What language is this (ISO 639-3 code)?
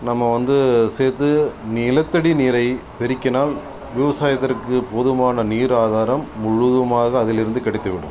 tam